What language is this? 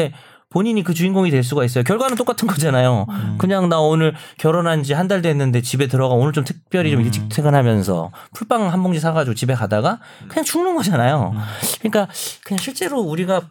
Korean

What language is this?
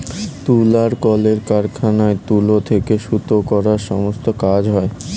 Bangla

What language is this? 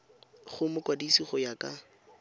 Tswana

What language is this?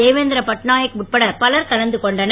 Tamil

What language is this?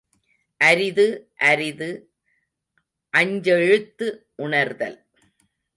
Tamil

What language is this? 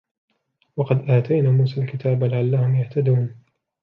Arabic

